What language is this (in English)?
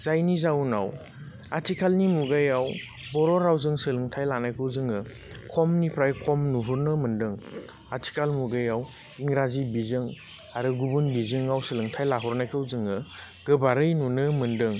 Bodo